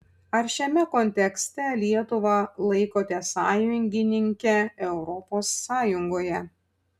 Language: Lithuanian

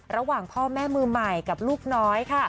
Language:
Thai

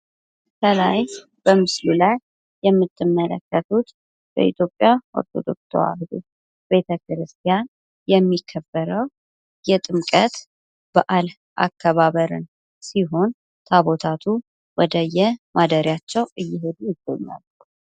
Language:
Amharic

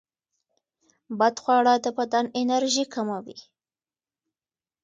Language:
Pashto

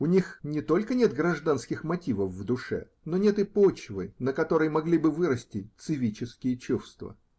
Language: Russian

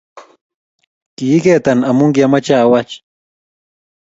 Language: Kalenjin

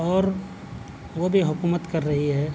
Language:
Urdu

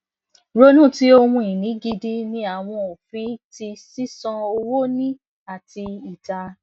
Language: Yoruba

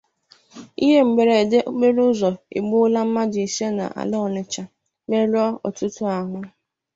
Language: Igbo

